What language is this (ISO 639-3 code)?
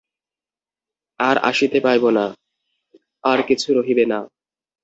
ben